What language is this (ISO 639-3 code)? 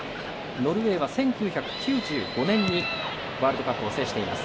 jpn